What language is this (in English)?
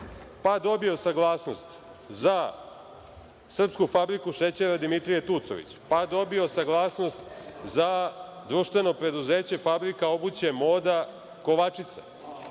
Serbian